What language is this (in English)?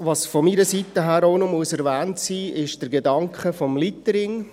Swiss German